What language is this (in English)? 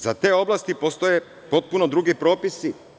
Serbian